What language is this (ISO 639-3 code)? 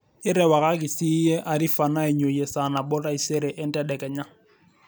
mas